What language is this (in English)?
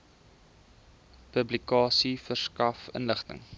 Afrikaans